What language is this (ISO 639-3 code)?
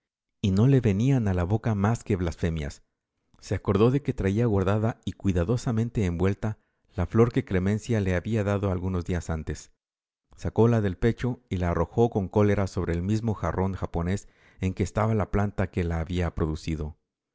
spa